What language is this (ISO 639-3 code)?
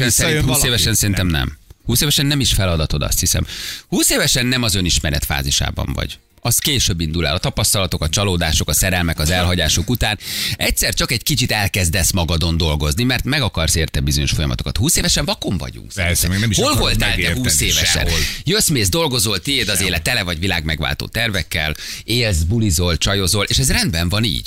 hun